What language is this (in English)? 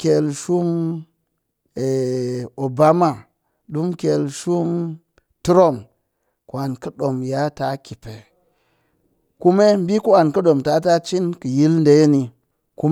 Cakfem-Mushere